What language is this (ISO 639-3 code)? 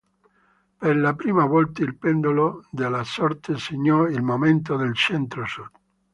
ita